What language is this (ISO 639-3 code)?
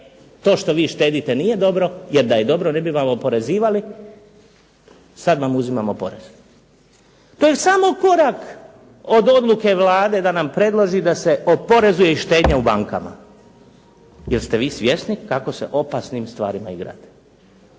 hrv